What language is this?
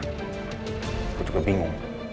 Indonesian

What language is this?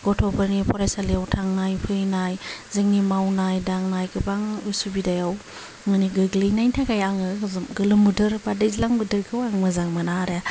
Bodo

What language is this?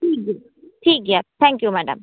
Santali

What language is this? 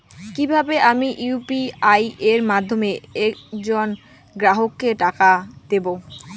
Bangla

